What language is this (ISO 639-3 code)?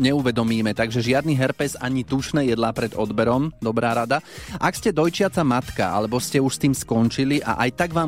slk